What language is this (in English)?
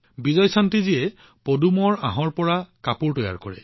Assamese